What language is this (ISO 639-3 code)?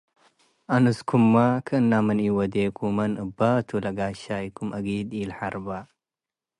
tig